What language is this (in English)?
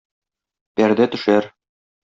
Tatar